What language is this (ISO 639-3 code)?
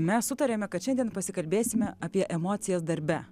lit